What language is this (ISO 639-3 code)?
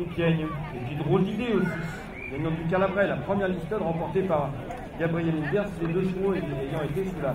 fra